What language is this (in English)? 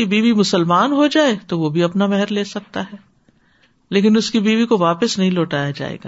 Urdu